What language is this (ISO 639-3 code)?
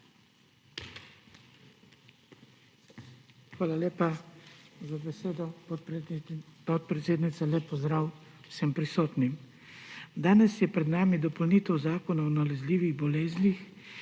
slv